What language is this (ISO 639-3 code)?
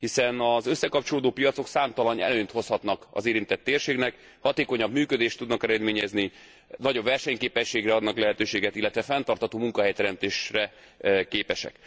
hun